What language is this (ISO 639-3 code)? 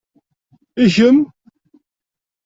kab